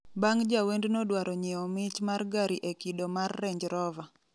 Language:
Luo (Kenya and Tanzania)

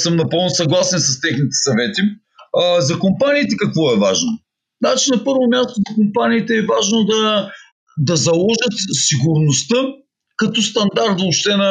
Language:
Bulgarian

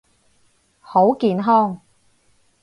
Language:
Cantonese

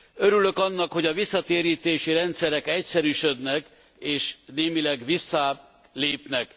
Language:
Hungarian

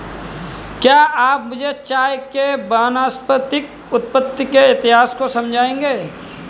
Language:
Hindi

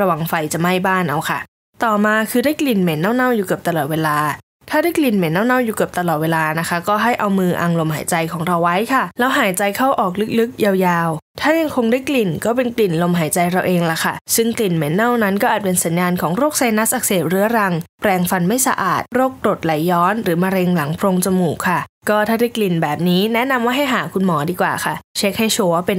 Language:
Thai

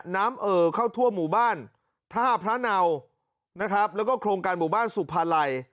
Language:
Thai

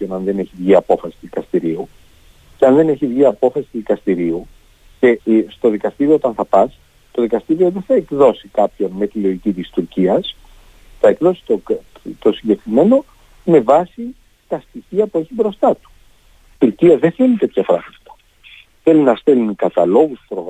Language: Greek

